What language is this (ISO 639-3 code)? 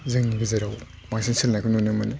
brx